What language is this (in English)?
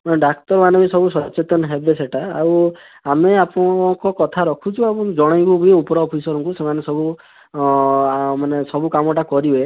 Odia